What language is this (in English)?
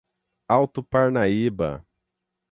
Portuguese